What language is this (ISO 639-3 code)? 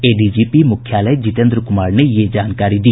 hin